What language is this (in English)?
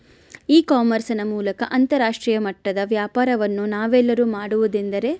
Kannada